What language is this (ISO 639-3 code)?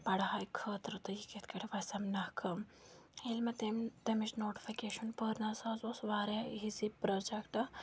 kas